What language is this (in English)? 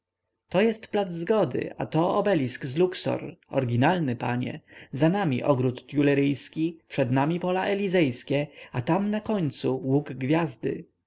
Polish